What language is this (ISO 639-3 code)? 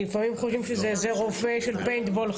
heb